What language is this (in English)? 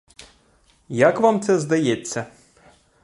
Ukrainian